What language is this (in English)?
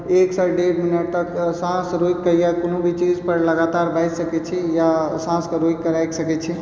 Maithili